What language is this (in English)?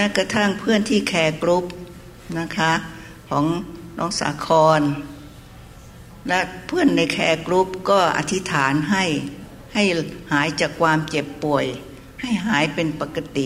Thai